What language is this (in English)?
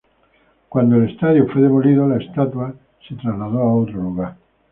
Spanish